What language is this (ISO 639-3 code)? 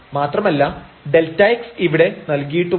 mal